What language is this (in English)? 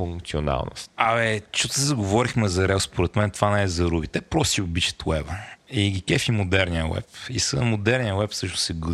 Bulgarian